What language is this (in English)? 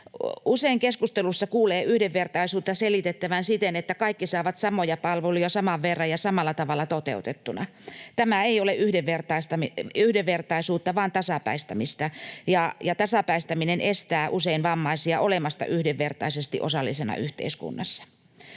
Finnish